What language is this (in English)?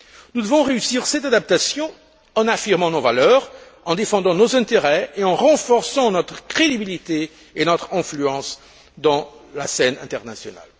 French